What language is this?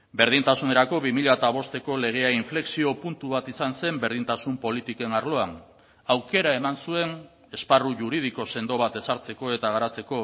Basque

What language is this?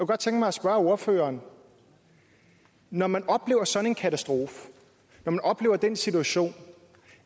Danish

